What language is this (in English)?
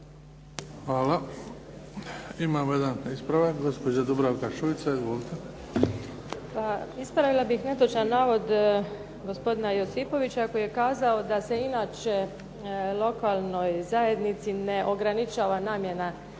Croatian